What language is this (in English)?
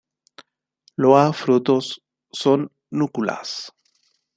Spanish